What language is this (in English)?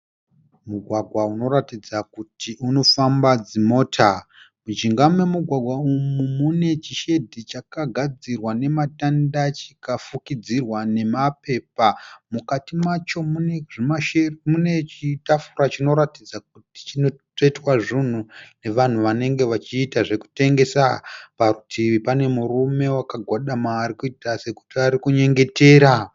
Shona